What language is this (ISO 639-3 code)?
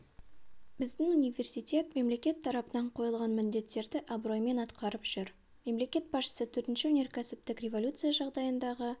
kaz